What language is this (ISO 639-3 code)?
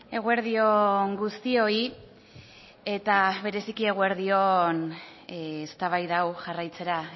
eus